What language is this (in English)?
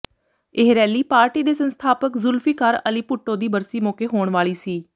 Punjabi